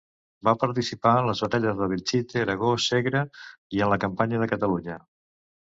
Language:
Catalan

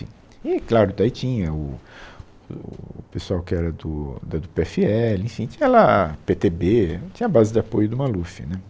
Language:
Portuguese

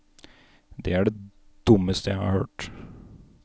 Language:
Norwegian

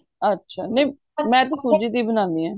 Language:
Punjabi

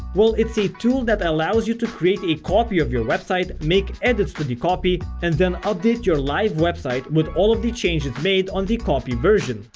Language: English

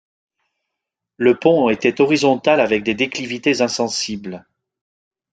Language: French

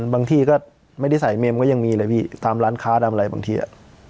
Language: Thai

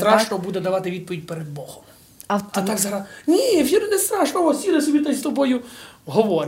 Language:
Ukrainian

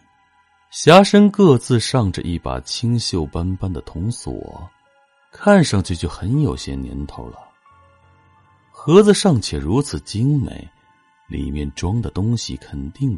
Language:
Chinese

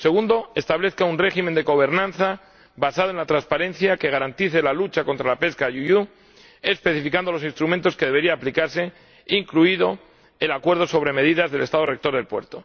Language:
Spanish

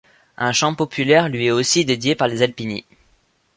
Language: French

